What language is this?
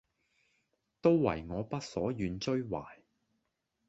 Cantonese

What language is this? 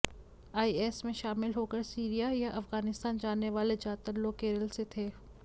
Hindi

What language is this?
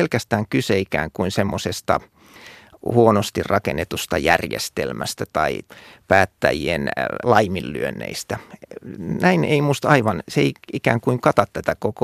Finnish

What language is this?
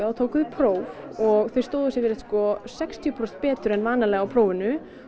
Icelandic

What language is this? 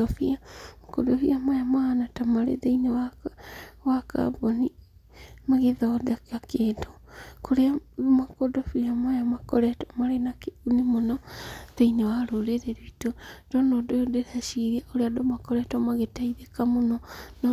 Kikuyu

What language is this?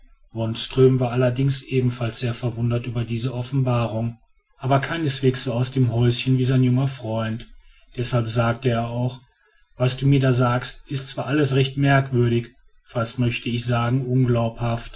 German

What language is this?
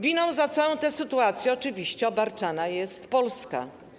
Polish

